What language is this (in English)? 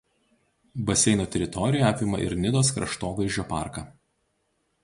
Lithuanian